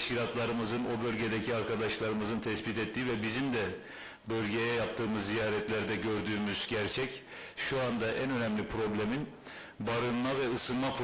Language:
Turkish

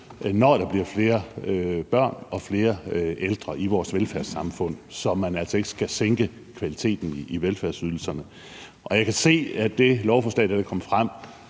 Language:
Danish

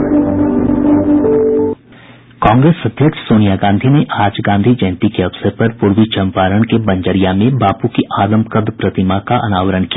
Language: Hindi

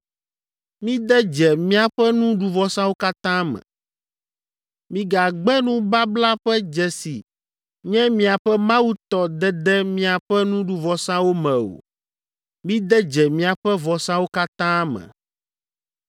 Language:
Ewe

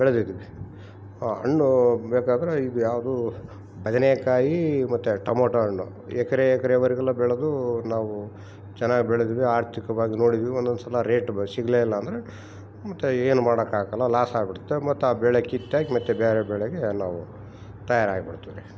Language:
Kannada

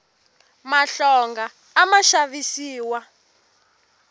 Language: Tsonga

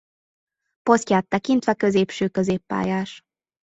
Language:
Hungarian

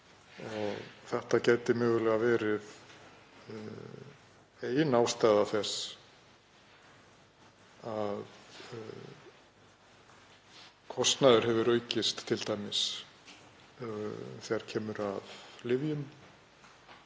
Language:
Icelandic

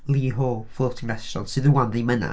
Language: Welsh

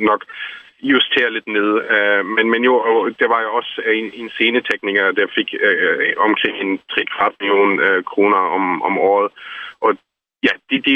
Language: Danish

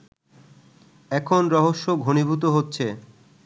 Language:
Bangla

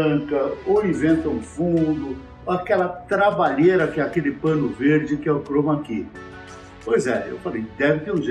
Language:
Portuguese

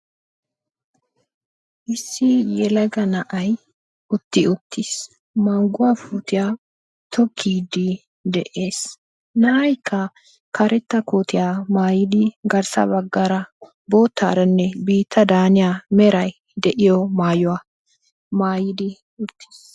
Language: Wolaytta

